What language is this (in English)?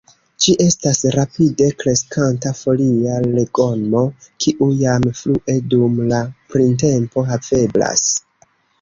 Esperanto